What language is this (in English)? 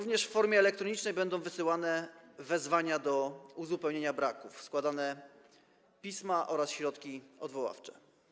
Polish